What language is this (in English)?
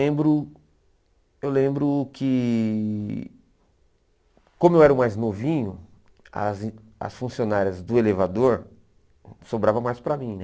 Portuguese